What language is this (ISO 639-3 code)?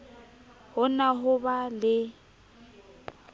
sot